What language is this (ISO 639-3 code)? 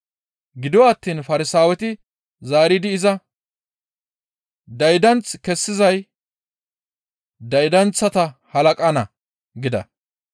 gmv